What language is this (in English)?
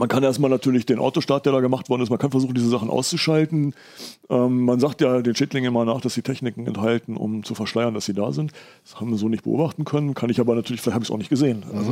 German